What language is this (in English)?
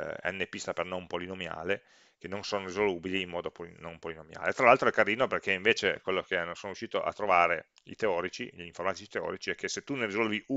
Italian